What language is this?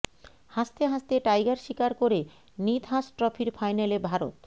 Bangla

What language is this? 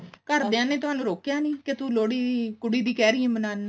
Punjabi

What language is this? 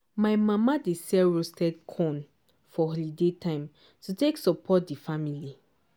Nigerian Pidgin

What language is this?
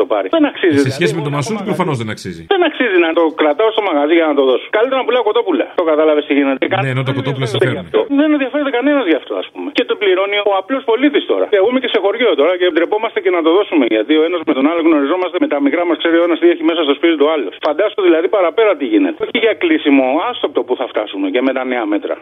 Greek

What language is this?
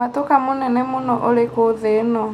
Kikuyu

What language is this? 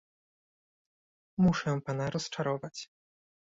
Polish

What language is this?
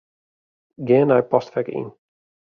Western Frisian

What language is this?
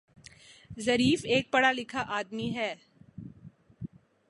Urdu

